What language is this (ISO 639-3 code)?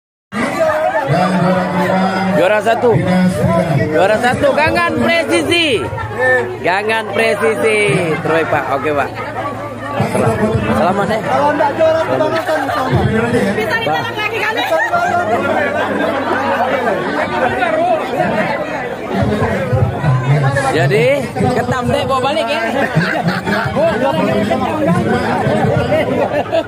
ind